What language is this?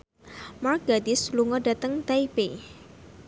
Javanese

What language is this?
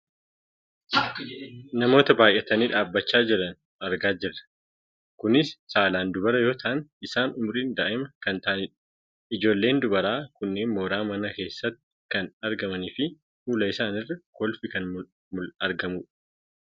Oromo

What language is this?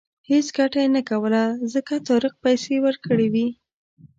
Pashto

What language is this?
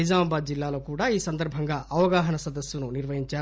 Telugu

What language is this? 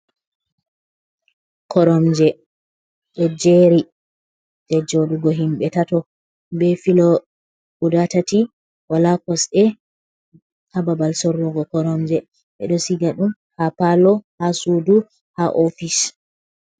Fula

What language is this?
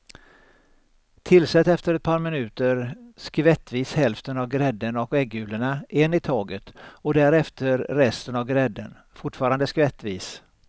Swedish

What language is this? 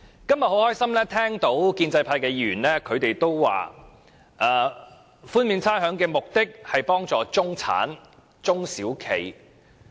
Cantonese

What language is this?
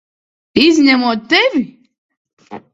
Latvian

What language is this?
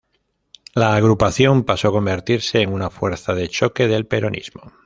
Spanish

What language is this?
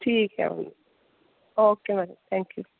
Dogri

